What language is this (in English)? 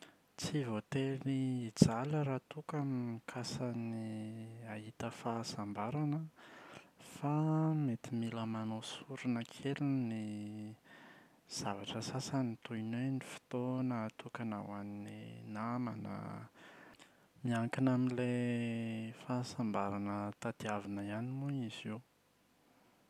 Malagasy